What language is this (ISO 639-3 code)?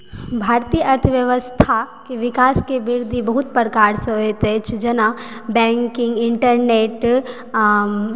mai